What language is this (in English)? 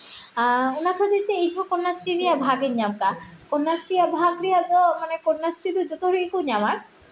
Santali